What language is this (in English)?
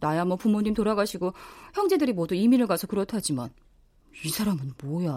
Korean